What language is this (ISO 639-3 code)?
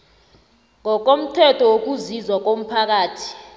nbl